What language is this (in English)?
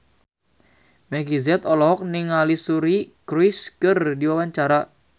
Sundanese